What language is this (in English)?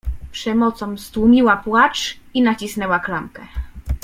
Polish